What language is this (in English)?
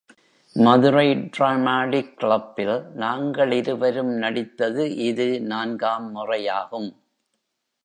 Tamil